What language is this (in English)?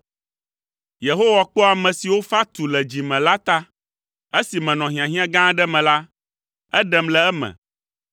Ewe